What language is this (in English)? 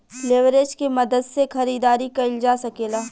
Bhojpuri